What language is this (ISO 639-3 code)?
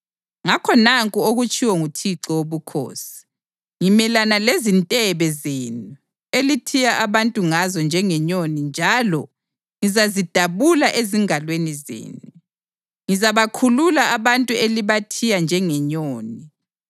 nde